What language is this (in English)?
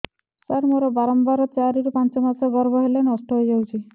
Odia